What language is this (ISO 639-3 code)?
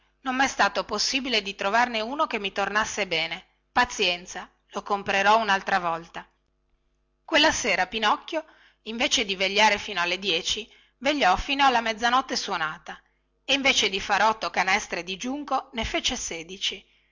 ita